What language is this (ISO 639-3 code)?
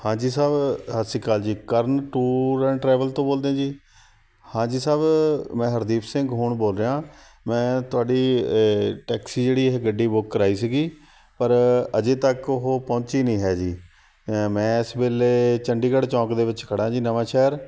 pan